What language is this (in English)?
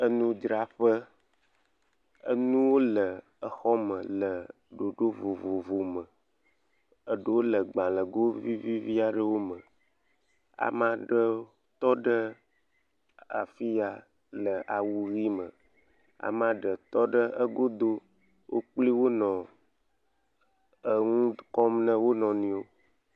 Ewe